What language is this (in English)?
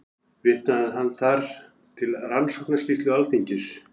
Icelandic